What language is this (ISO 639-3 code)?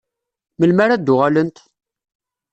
kab